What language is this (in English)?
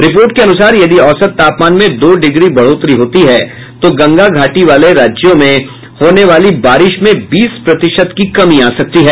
Hindi